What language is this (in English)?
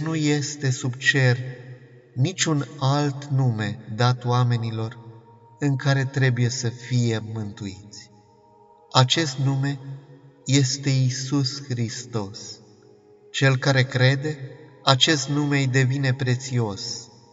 Romanian